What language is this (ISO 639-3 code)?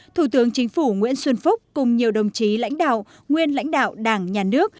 vie